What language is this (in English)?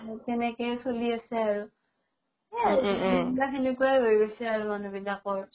Assamese